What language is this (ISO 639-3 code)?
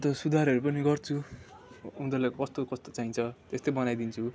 nep